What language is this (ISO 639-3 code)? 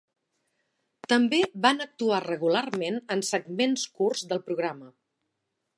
cat